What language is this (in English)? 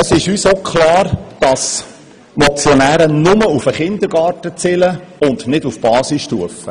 Swiss German